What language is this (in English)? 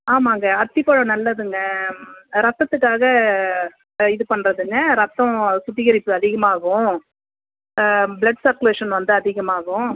Tamil